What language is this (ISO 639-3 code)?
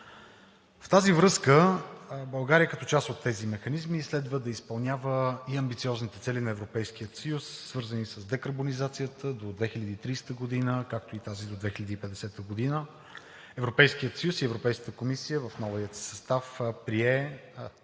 bul